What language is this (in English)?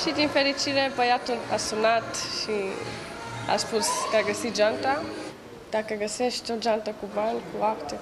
Romanian